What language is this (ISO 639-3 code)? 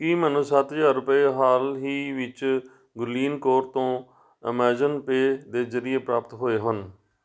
pan